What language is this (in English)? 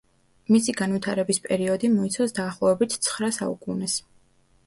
Georgian